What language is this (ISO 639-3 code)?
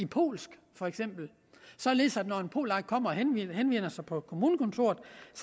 dan